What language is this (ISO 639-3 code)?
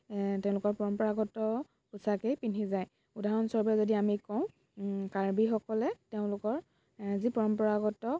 asm